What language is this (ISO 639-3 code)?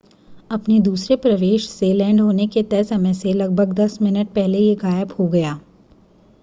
hin